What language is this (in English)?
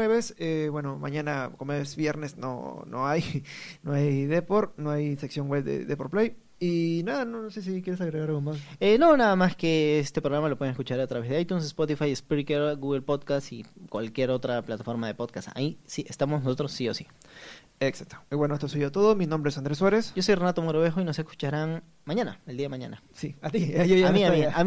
Spanish